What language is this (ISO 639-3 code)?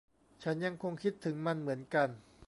tha